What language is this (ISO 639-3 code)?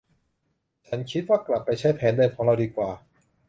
tha